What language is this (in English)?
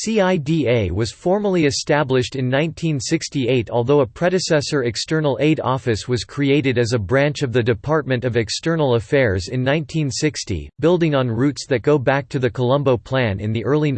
English